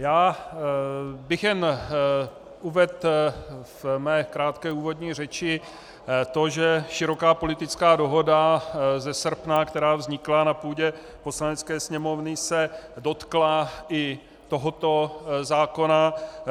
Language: Czech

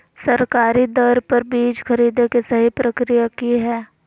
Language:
Magahi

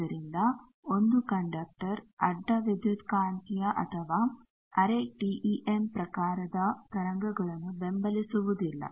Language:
Kannada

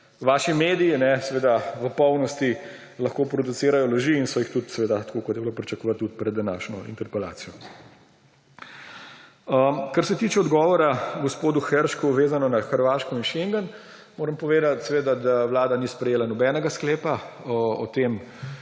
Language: Slovenian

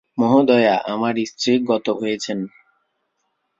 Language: Bangla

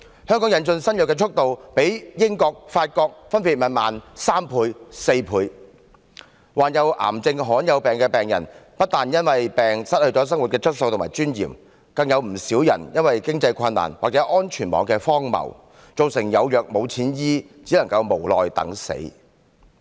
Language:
Cantonese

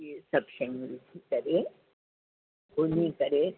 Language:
Sindhi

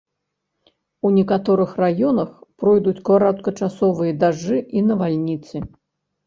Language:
Belarusian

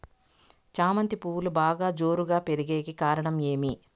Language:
Telugu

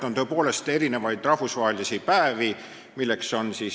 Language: Estonian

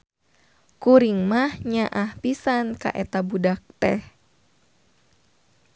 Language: Sundanese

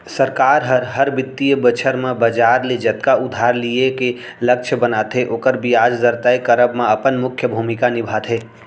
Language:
Chhattisgarhi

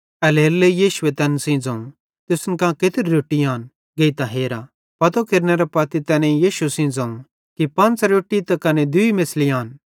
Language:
Bhadrawahi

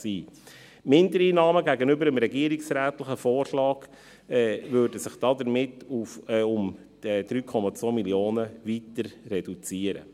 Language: Swiss German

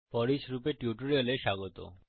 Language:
Bangla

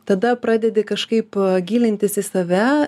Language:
Lithuanian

